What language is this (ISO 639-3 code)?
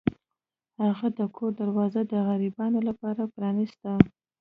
pus